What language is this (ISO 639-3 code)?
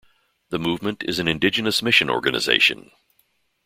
eng